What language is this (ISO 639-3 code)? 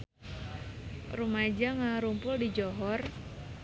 sun